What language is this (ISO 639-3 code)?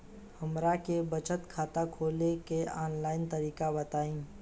bho